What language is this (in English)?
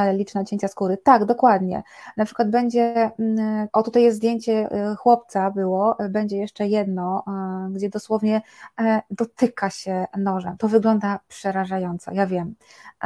Polish